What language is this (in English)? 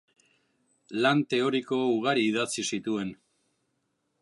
Basque